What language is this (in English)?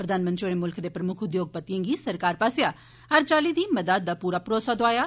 Dogri